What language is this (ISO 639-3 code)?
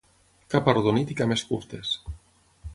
cat